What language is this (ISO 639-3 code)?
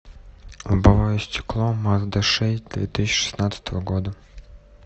rus